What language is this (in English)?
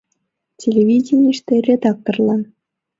Mari